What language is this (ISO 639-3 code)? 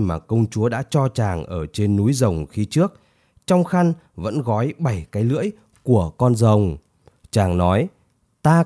vie